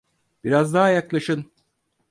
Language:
Turkish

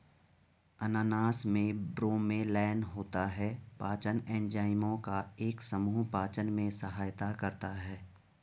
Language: Hindi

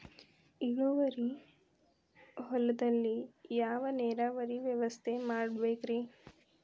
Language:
Kannada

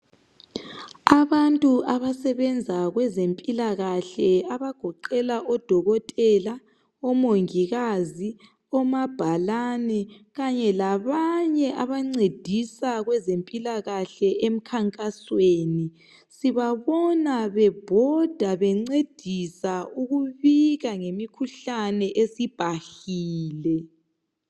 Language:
North Ndebele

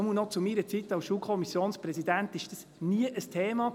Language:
Swiss German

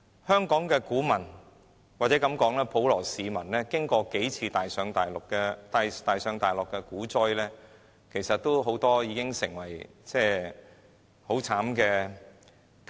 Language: Cantonese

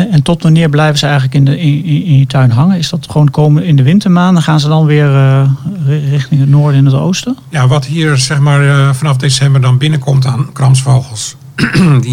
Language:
Dutch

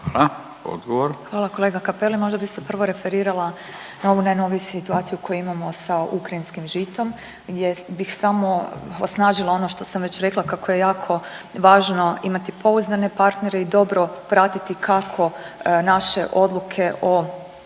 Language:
Croatian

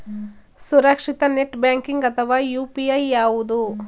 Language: Kannada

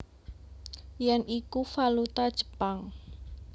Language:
Javanese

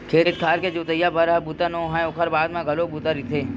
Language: Chhattisgarhi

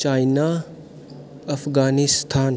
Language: Dogri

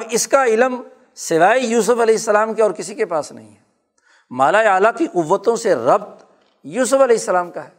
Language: Urdu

